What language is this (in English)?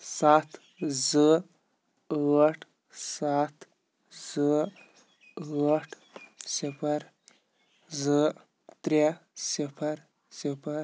Kashmiri